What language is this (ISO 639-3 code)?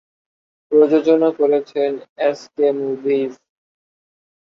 ben